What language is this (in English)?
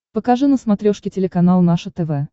Russian